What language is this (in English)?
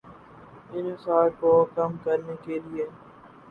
Urdu